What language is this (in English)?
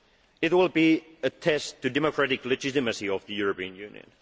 English